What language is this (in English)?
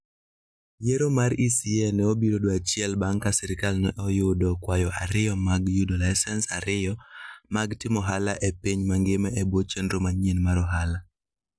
Luo (Kenya and Tanzania)